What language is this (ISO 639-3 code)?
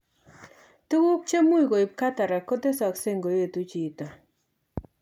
kln